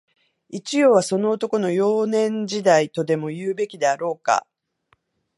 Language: Japanese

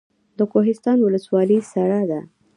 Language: Pashto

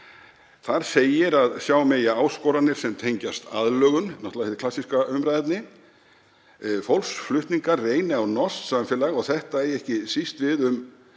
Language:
Icelandic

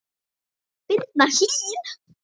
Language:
Icelandic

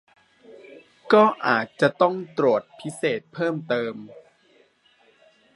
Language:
Thai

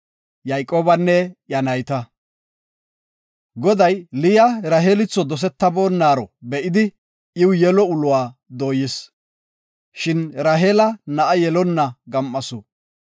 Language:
Gofa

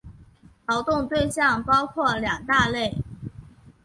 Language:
Chinese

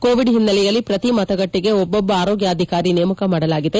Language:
Kannada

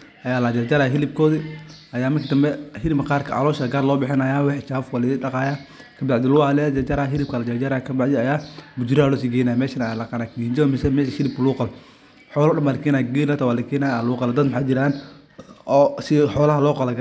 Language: Somali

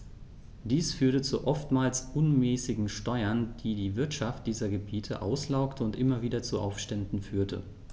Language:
German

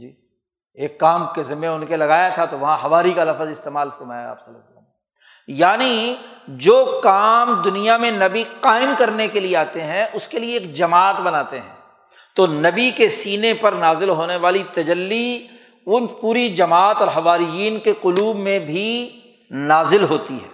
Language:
Urdu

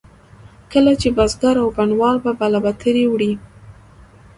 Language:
Pashto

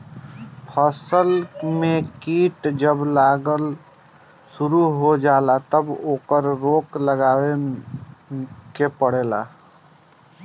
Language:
Bhojpuri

